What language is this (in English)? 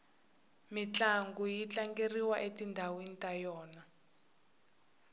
Tsonga